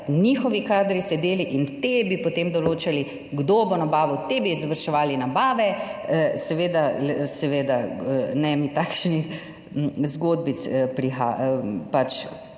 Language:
Slovenian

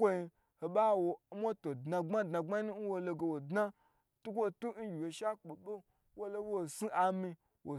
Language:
Gbagyi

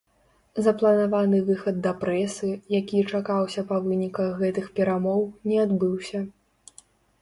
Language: Belarusian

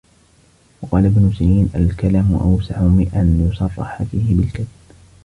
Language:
Arabic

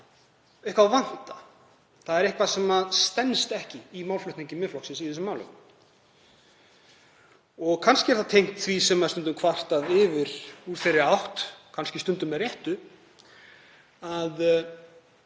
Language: Icelandic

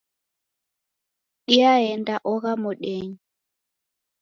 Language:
Taita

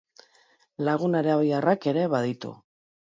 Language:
Basque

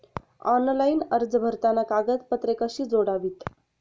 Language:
Marathi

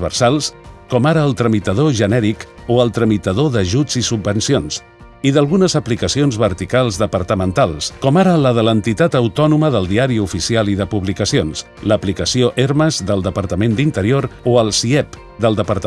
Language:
Catalan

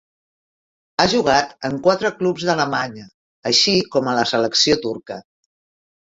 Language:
Catalan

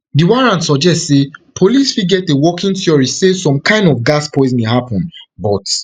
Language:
Nigerian Pidgin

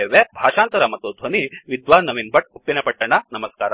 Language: Kannada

